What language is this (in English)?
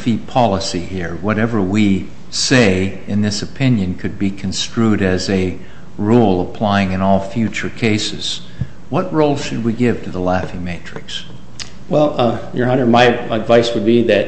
English